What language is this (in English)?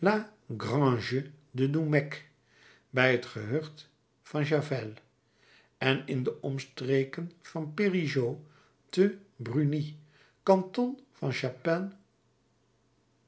Dutch